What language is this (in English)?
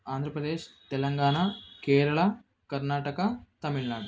Kannada